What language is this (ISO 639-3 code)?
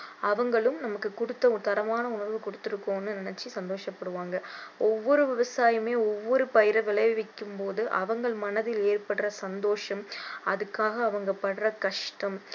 tam